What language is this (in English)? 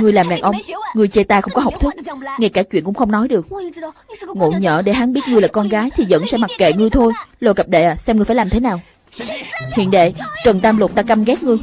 Vietnamese